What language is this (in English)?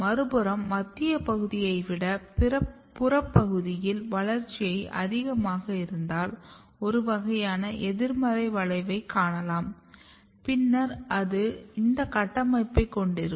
Tamil